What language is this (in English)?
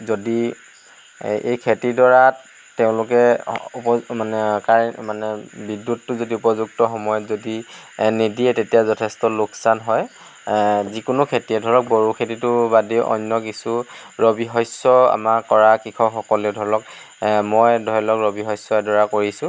Assamese